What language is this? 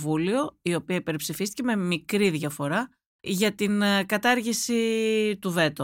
Greek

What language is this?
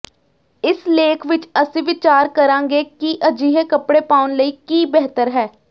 Punjabi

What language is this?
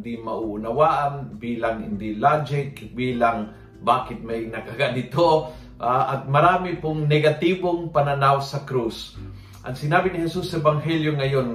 Filipino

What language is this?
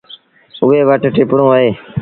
Sindhi Bhil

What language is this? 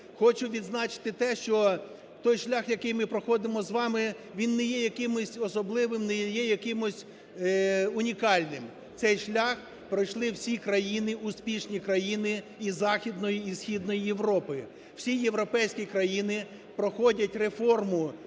Ukrainian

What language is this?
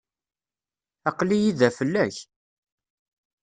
Kabyle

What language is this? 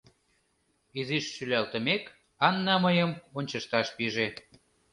Mari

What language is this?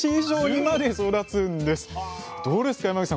Japanese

